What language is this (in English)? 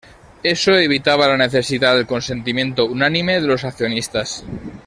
Spanish